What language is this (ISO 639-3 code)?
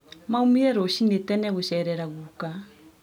kik